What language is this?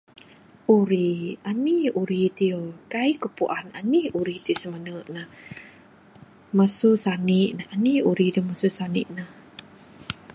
Bukar-Sadung Bidayuh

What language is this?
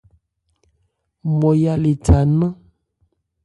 Ebrié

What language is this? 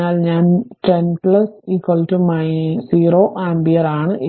Malayalam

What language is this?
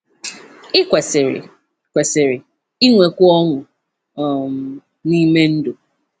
Igbo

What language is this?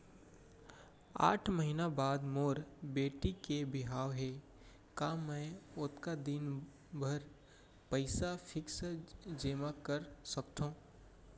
Chhattisgarhi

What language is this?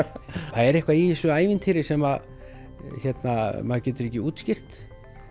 Icelandic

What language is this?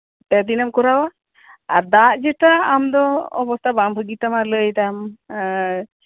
Santali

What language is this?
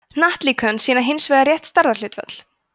Icelandic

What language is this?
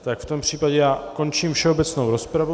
Czech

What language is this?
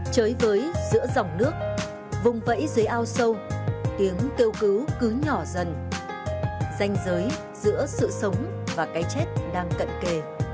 Vietnamese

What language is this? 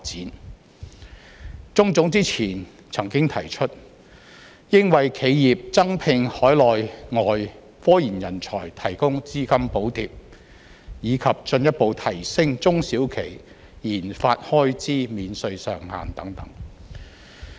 Cantonese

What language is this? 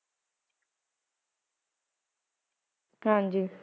Punjabi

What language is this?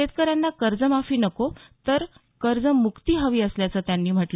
Marathi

